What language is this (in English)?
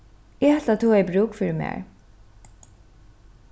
Faroese